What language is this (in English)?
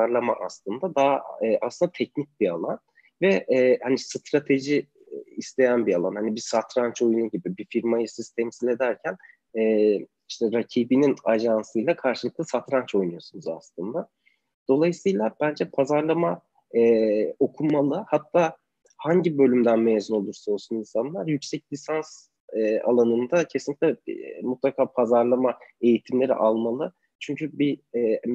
Turkish